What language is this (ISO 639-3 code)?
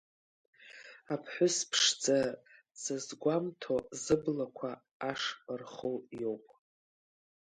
abk